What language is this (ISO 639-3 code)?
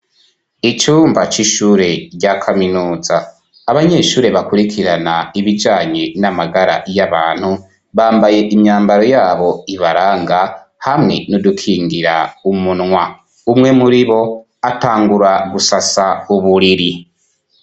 run